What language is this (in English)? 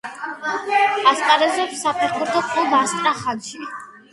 Georgian